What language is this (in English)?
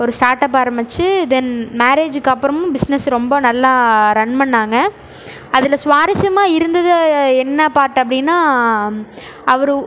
Tamil